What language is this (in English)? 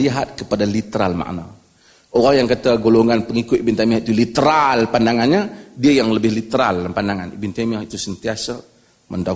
Malay